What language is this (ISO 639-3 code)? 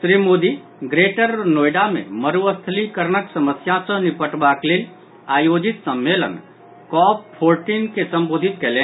mai